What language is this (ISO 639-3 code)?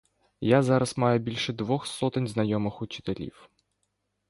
ukr